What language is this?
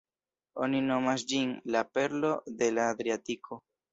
Esperanto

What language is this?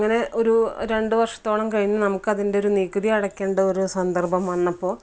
Malayalam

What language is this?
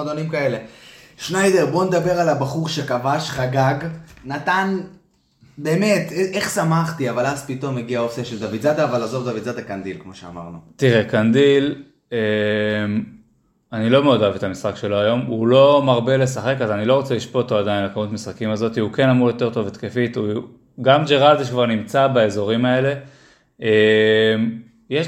Hebrew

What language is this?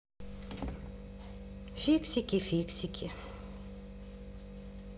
Russian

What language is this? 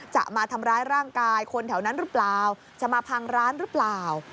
Thai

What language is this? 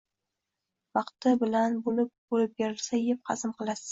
Uzbek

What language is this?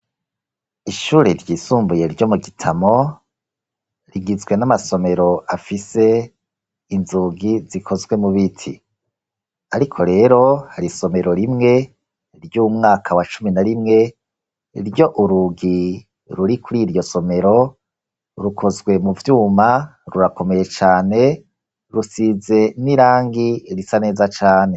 Rundi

